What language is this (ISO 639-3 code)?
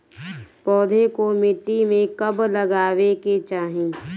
bho